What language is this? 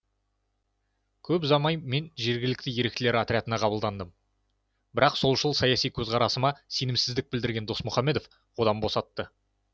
Kazakh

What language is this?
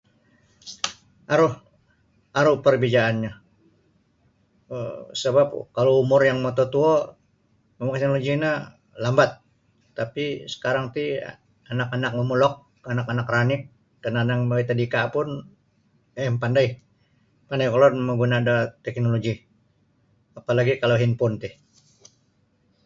Sabah Bisaya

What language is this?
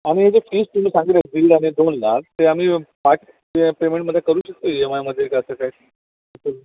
Marathi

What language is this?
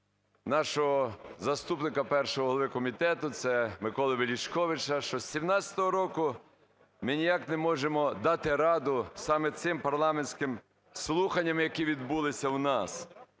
Ukrainian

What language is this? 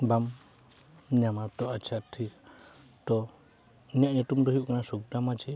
Santali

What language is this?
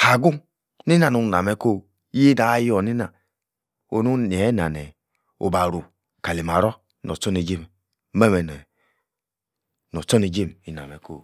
Yace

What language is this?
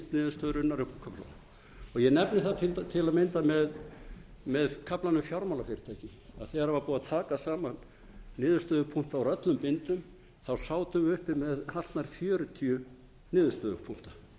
Icelandic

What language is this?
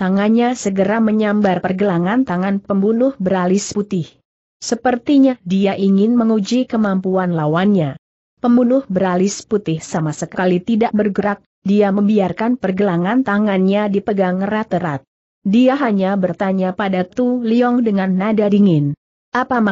Indonesian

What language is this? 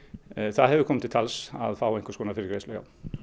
Icelandic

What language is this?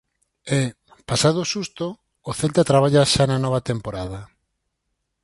Galician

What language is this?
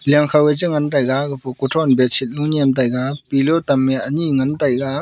Wancho Naga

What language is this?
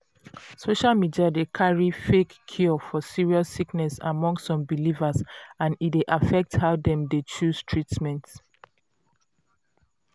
Nigerian Pidgin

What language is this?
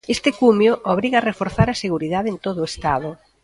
Galician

